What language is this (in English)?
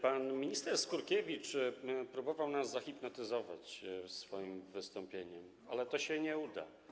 Polish